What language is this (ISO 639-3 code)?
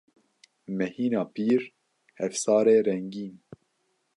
kur